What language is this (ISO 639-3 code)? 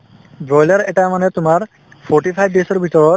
asm